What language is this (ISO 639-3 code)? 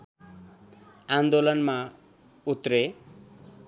nep